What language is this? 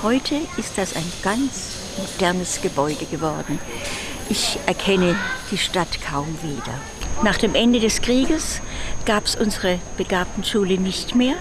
German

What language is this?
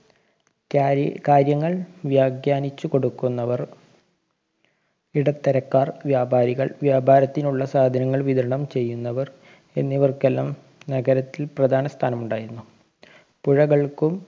Malayalam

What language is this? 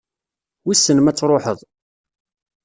Kabyle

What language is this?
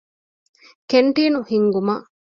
Divehi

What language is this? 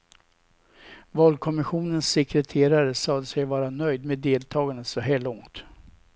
Swedish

